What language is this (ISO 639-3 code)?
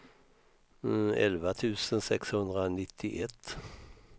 swe